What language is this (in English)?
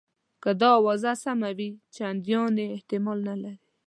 Pashto